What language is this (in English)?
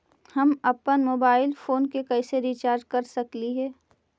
Magahi